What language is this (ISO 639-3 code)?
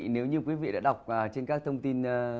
vie